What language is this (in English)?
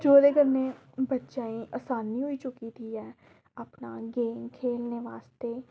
Dogri